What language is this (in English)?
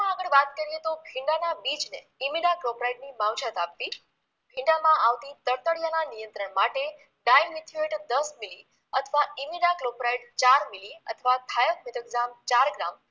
Gujarati